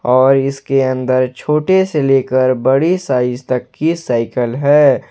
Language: Hindi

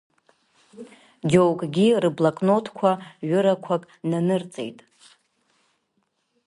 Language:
Abkhazian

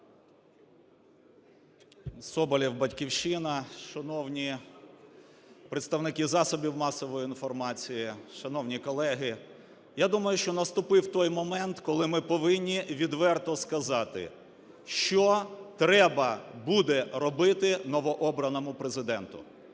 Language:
Ukrainian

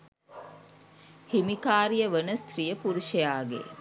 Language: Sinhala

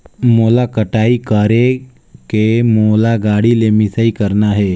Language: Chhattisgarhi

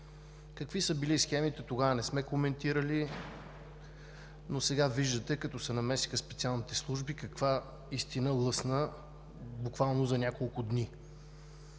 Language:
Bulgarian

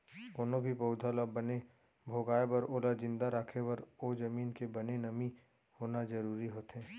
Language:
Chhattisgarhi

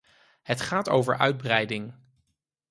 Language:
Dutch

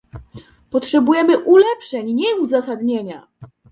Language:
Polish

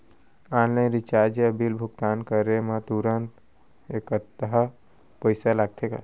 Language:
Chhattisgarhi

